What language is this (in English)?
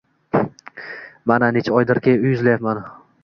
Uzbek